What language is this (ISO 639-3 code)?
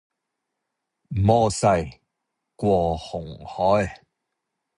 yue